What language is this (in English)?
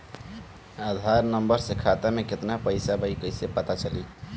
Bhojpuri